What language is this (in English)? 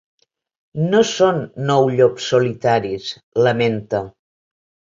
Catalan